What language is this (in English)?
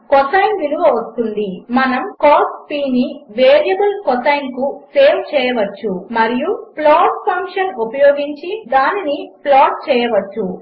Telugu